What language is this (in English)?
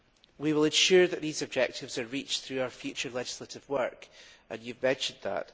English